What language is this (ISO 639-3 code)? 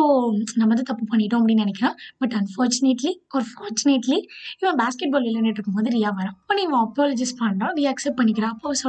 tam